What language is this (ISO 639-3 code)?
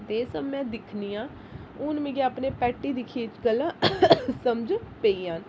doi